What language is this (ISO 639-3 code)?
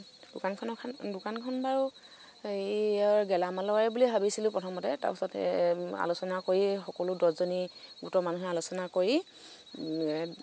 asm